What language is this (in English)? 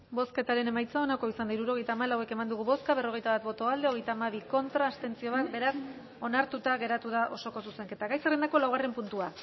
Basque